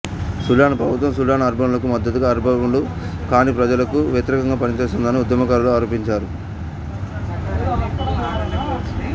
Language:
Telugu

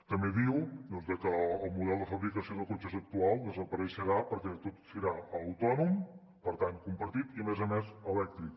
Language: Catalan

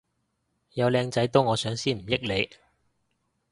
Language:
Cantonese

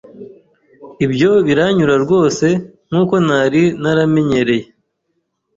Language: Kinyarwanda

